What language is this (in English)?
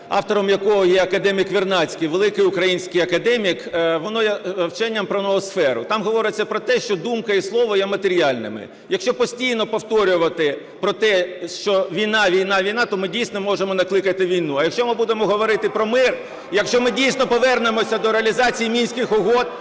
Ukrainian